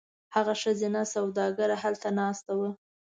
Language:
Pashto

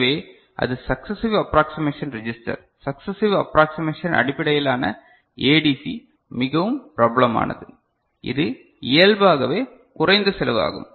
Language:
Tamil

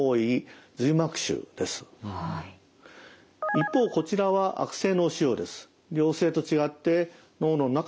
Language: Japanese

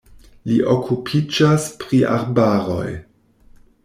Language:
Esperanto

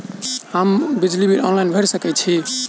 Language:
Maithili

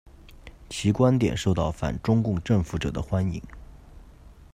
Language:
Chinese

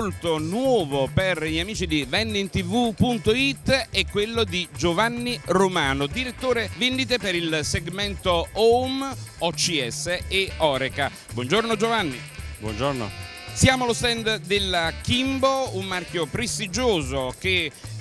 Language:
Italian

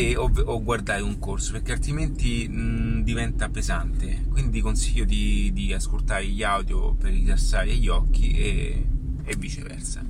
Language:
Italian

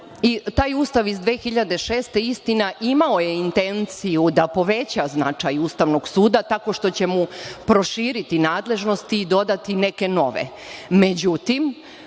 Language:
Serbian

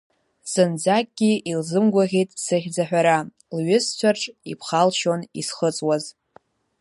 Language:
Abkhazian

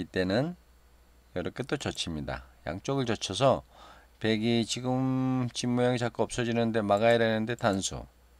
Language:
Korean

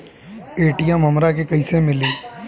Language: Bhojpuri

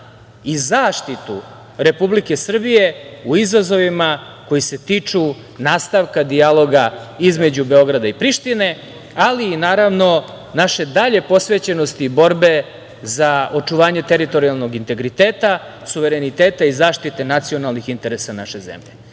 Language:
Serbian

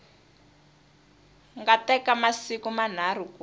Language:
Tsonga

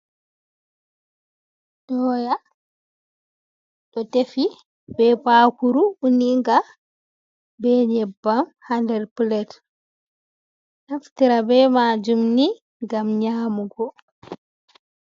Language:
Fula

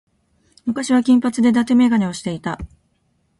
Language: Japanese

